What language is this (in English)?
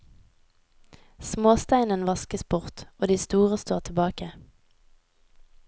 Norwegian